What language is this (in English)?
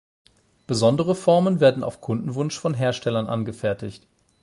German